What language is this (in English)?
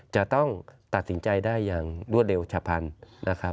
Thai